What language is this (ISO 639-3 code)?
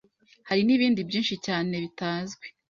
kin